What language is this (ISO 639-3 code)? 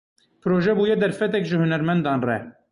kur